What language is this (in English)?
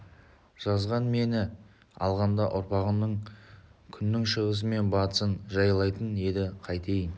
Kazakh